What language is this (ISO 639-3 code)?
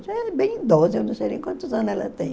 por